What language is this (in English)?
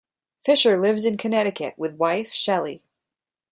English